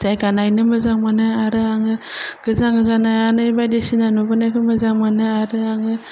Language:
Bodo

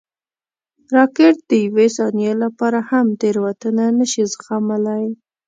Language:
Pashto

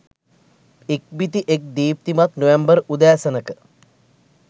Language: Sinhala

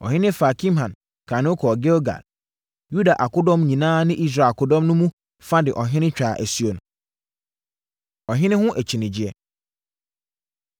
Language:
Akan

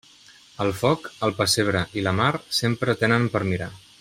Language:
Catalan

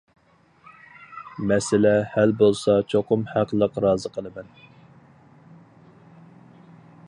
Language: Uyghur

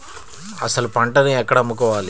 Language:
Telugu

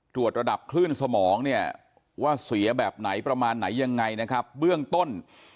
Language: Thai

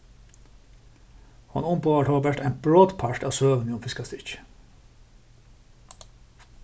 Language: Faroese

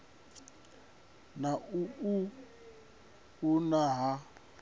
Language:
Venda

